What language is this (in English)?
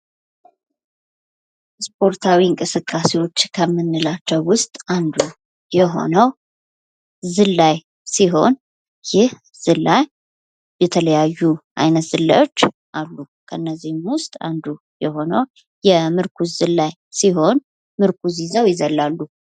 Amharic